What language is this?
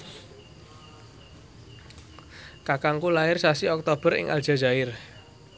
Javanese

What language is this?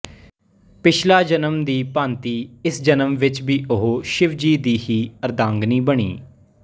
Punjabi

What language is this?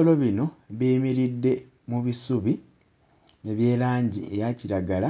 Ganda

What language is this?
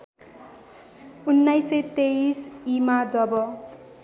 Nepali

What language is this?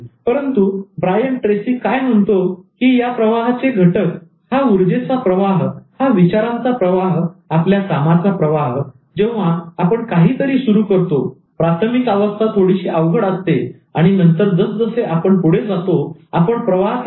Marathi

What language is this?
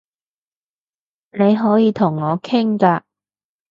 Cantonese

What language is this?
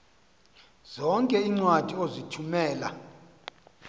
Xhosa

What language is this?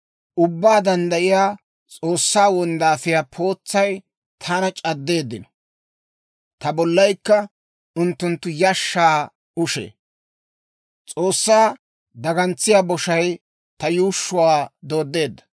Dawro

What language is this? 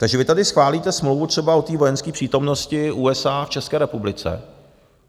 Czech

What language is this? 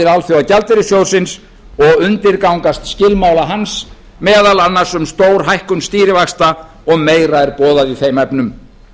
Icelandic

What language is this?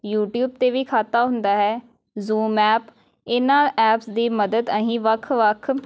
Punjabi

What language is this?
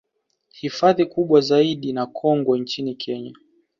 Swahili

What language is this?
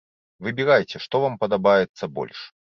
Belarusian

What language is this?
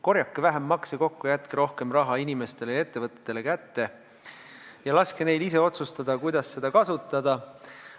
Estonian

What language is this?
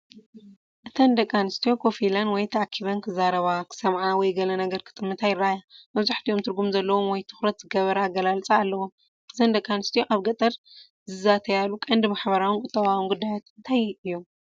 Tigrinya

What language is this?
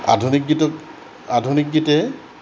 Assamese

